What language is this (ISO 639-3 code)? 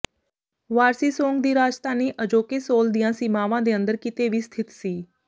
pan